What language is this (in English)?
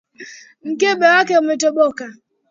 Swahili